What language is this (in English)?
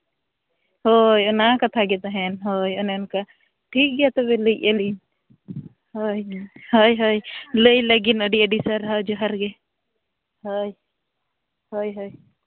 Santali